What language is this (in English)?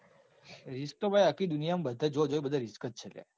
Gujarati